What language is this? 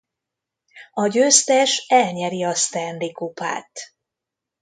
Hungarian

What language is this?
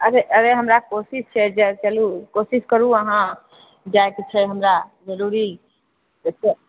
Maithili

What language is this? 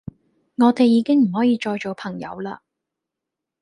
Cantonese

